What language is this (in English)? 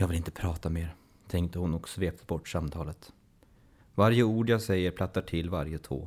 Swedish